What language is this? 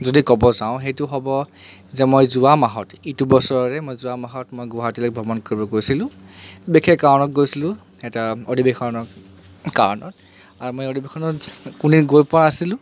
Assamese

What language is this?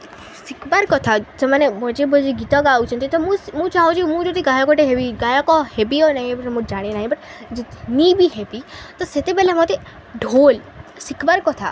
Odia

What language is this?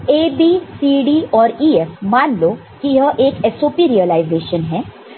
Hindi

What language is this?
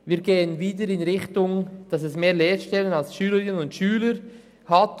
Swiss German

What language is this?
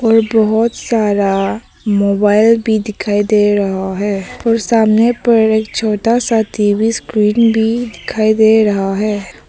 Hindi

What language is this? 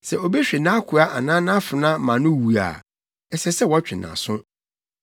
Akan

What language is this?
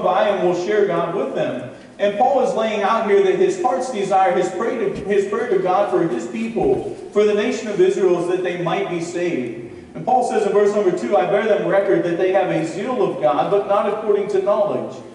English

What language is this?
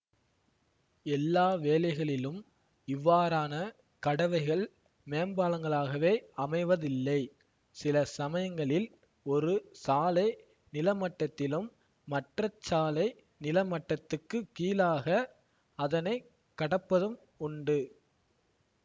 Tamil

